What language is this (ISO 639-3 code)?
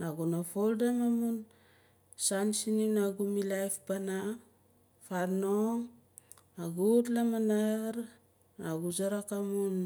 nal